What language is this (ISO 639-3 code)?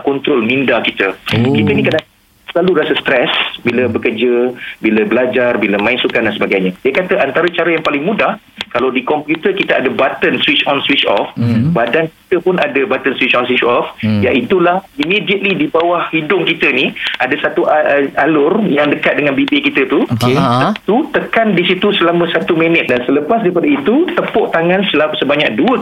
msa